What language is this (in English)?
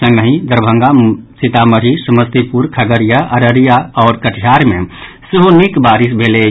Maithili